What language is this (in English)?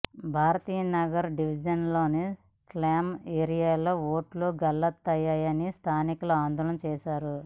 Telugu